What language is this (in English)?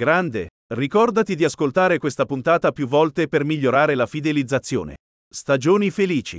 Italian